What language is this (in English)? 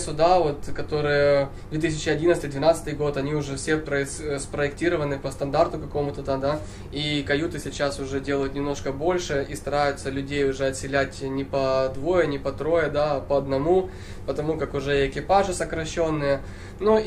Russian